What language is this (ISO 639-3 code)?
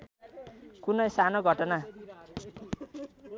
nep